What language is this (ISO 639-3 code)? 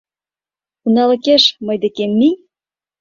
chm